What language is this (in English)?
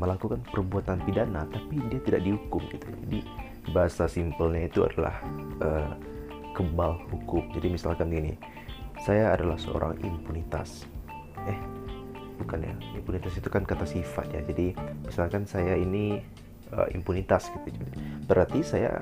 Indonesian